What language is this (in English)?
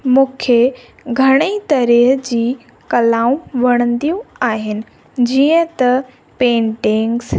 Sindhi